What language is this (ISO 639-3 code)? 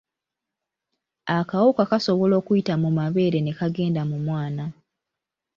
lug